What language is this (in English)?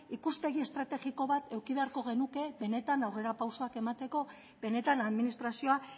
Basque